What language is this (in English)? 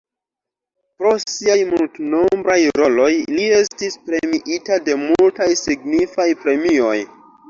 Esperanto